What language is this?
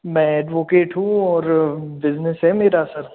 Hindi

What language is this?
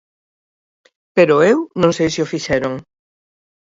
Galician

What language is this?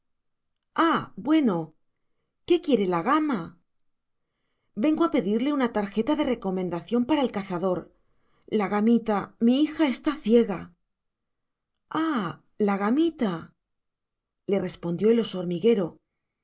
Spanish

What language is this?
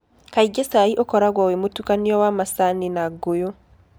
Kikuyu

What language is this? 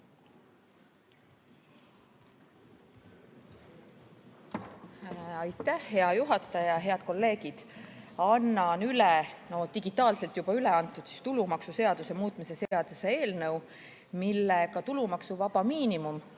Estonian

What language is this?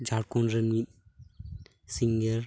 Santali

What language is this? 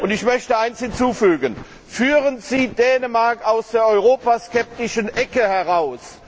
German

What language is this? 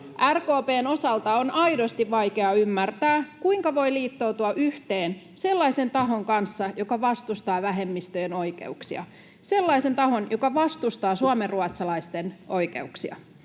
Finnish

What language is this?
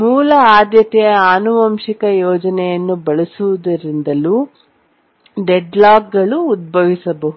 Kannada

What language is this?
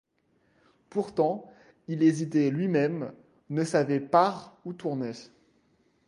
French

